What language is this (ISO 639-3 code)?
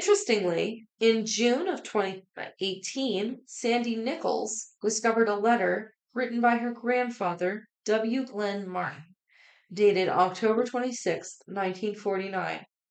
eng